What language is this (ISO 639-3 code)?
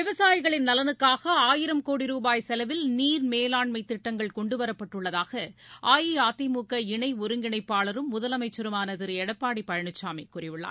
tam